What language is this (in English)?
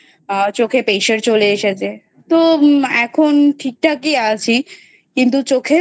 Bangla